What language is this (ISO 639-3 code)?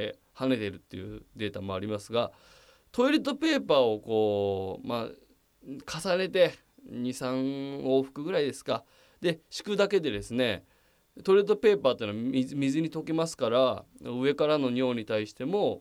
jpn